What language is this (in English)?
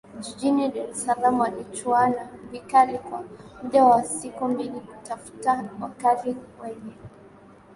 Swahili